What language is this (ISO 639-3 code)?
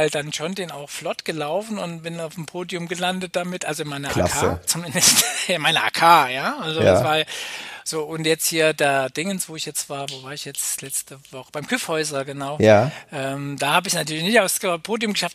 deu